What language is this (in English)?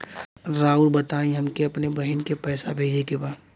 Bhojpuri